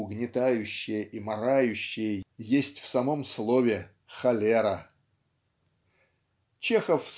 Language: Russian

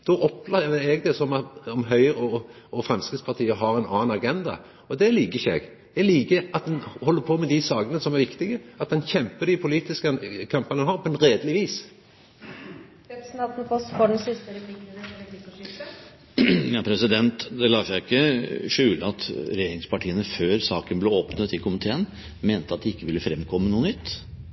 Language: Norwegian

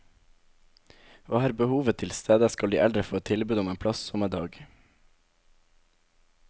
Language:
Norwegian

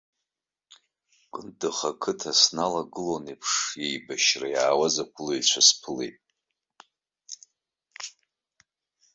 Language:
Abkhazian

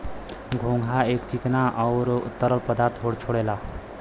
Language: Bhojpuri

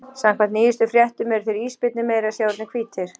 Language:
Icelandic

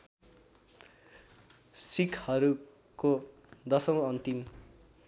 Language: Nepali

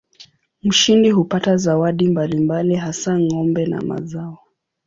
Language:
Swahili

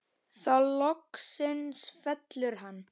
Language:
Icelandic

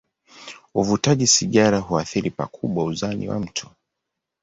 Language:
Swahili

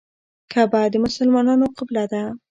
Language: Pashto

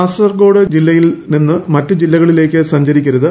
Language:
Malayalam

